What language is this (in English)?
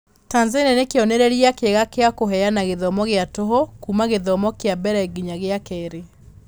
Kikuyu